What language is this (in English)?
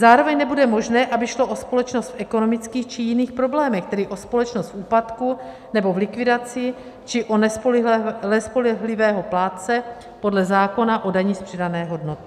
Czech